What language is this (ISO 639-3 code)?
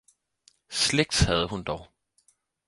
dan